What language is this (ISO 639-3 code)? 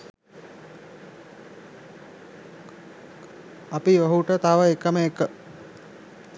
sin